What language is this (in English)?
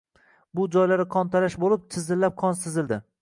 Uzbek